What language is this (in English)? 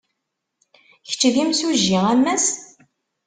Kabyle